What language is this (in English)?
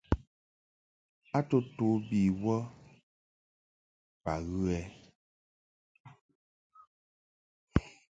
Mungaka